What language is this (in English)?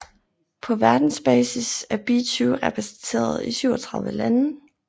Danish